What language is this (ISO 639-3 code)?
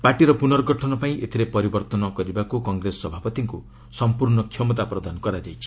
ori